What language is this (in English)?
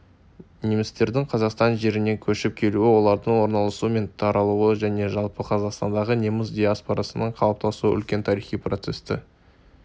Kazakh